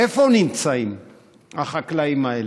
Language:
Hebrew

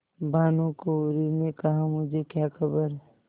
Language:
Hindi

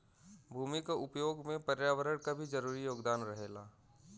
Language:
Bhojpuri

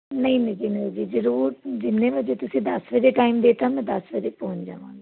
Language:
Punjabi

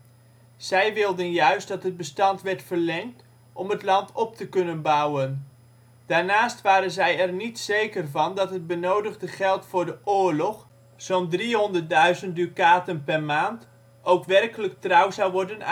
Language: Dutch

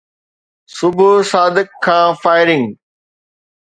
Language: Sindhi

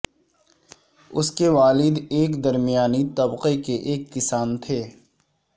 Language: Urdu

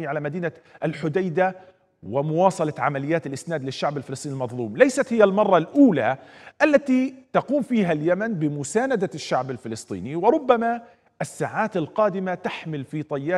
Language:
Arabic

